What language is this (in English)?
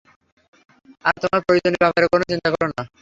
Bangla